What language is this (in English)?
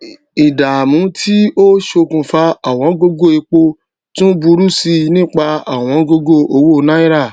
Yoruba